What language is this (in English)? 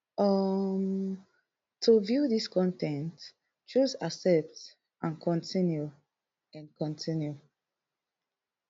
Nigerian Pidgin